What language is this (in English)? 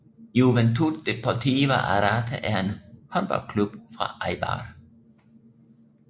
Danish